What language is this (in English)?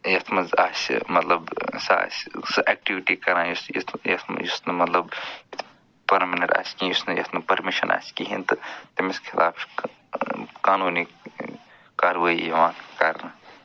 Kashmiri